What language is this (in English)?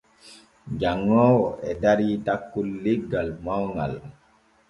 Borgu Fulfulde